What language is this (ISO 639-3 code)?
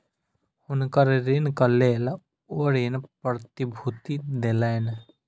mai